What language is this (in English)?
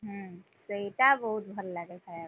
Odia